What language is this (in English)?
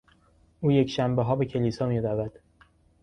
Persian